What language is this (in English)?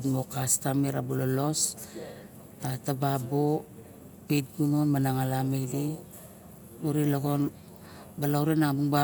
Barok